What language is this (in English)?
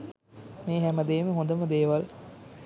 Sinhala